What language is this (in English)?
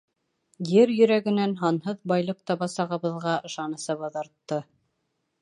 Bashkir